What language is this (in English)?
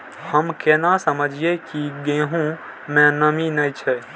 Maithili